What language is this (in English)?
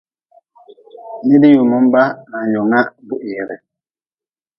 Nawdm